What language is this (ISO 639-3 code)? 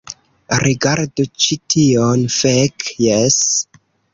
epo